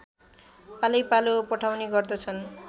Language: Nepali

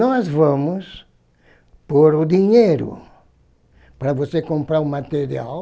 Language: Portuguese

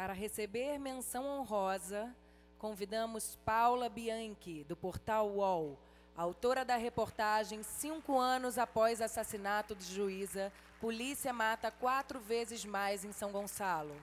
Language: Portuguese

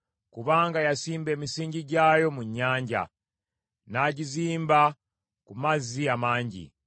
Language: Ganda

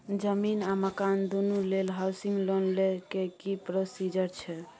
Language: Maithili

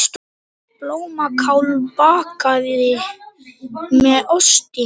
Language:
Icelandic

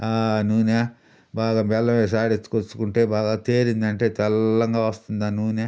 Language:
Telugu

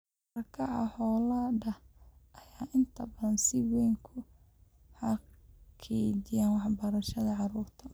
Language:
Somali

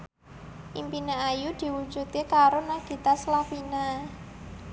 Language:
Javanese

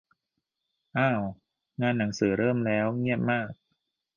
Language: Thai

